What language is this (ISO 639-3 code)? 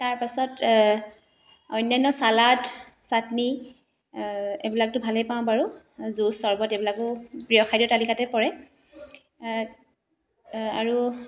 asm